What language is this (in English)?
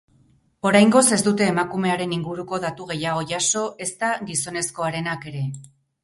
Basque